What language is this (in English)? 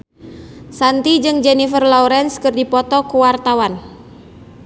Sundanese